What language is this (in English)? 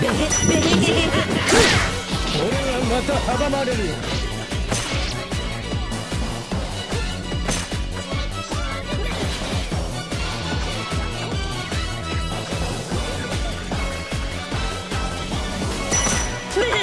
Japanese